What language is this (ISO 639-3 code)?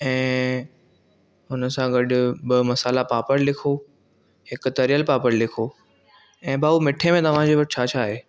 snd